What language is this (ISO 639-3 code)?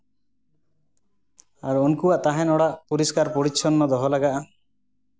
sat